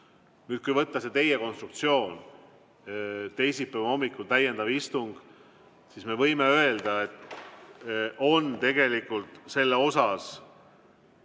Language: Estonian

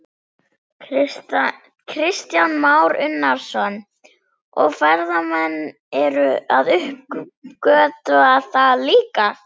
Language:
Icelandic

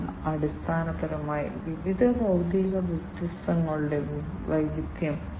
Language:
Malayalam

